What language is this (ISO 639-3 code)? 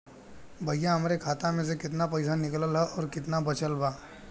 bho